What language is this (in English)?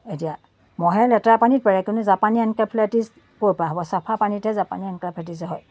Assamese